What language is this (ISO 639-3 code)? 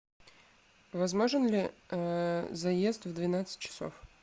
rus